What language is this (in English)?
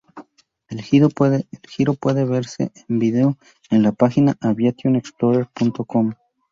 Spanish